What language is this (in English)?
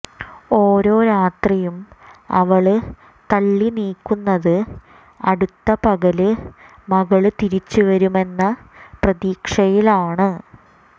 Malayalam